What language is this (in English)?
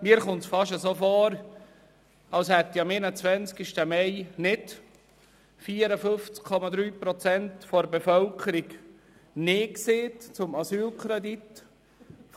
Swiss German